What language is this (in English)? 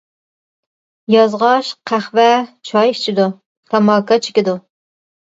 Uyghur